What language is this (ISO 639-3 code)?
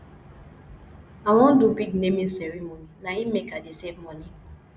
pcm